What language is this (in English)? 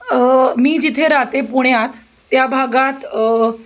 Marathi